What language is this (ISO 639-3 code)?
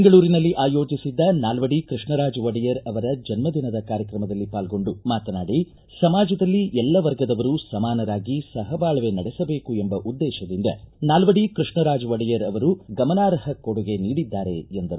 kan